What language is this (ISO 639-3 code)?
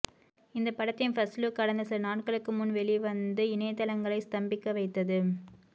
tam